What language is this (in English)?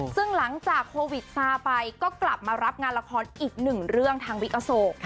Thai